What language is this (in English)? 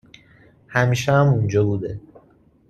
Persian